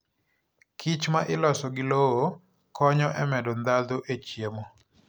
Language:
Luo (Kenya and Tanzania)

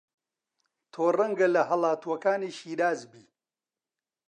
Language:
Central Kurdish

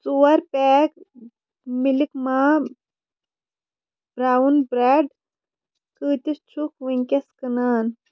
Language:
Kashmiri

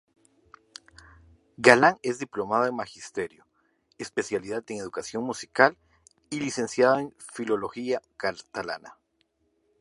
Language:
Spanish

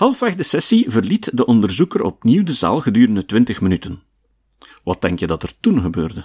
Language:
Dutch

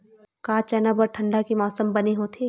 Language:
Chhattisgarhi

